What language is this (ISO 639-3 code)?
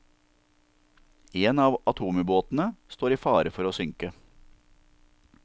nor